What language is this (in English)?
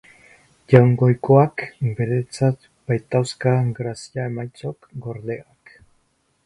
Basque